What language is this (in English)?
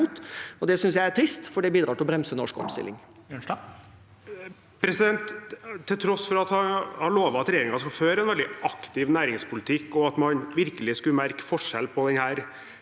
Norwegian